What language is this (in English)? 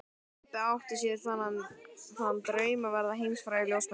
Icelandic